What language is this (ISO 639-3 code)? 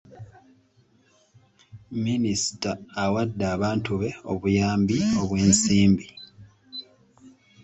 lug